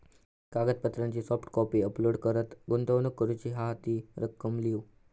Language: Marathi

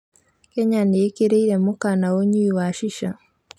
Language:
Kikuyu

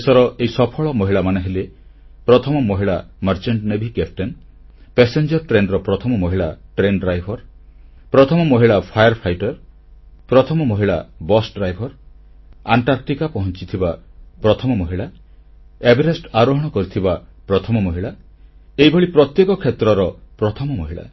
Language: Odia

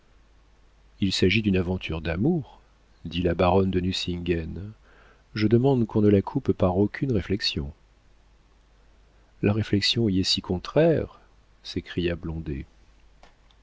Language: French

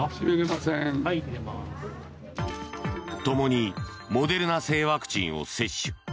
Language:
Japanese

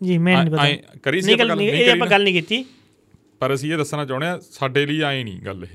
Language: Punjabi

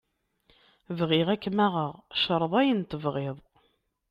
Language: Kabyle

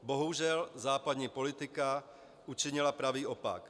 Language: Czech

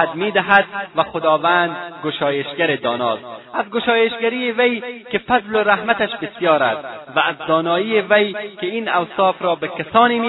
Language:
Persian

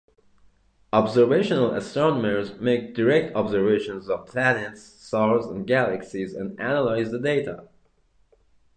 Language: English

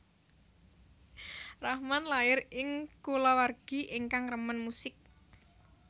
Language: Javanese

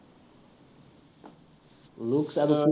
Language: Assamese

